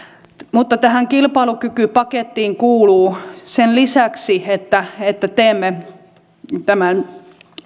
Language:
Finnish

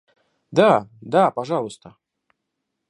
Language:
Russian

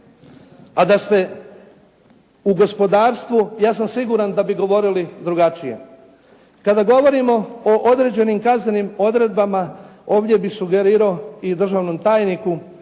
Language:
Croatian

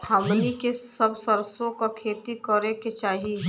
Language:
Bhojpuri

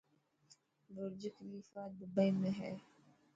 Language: Dhatki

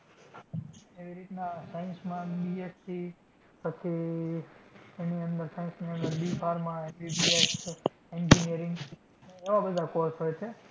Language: Gujarati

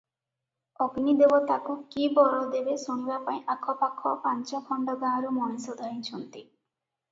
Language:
Odia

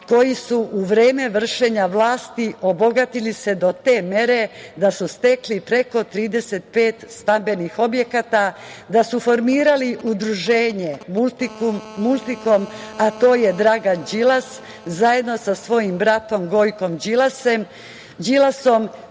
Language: Serbian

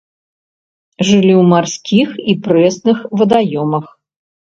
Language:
Belarusian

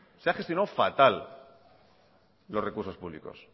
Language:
Spanish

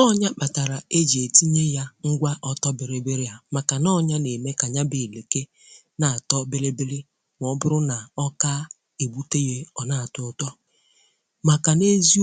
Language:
Igbo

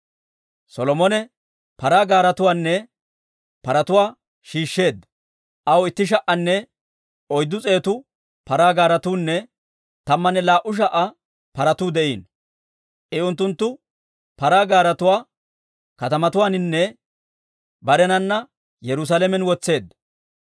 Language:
Dawro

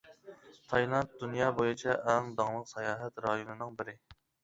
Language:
Uyghur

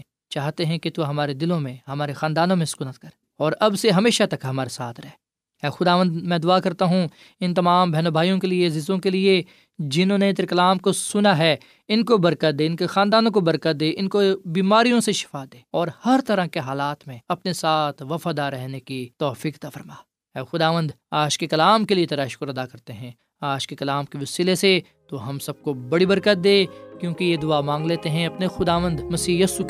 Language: Urdu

